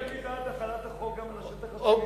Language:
Hebrew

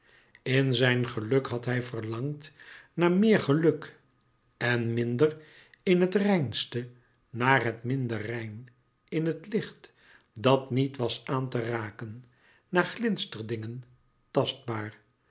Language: Dutch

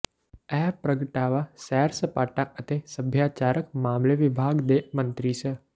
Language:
Punjabi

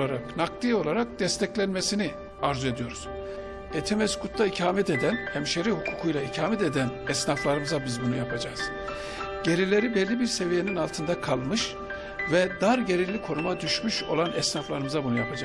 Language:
Turkish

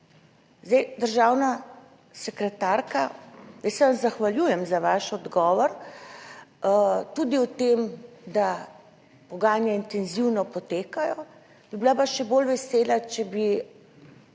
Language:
Slovenian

